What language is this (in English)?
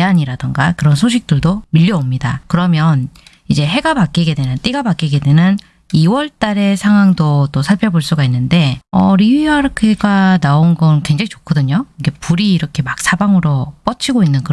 Korean